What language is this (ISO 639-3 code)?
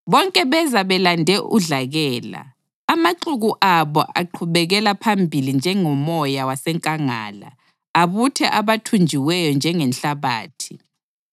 nde